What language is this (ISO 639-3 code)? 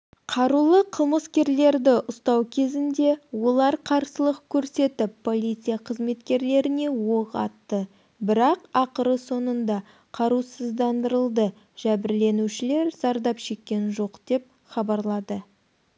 kaz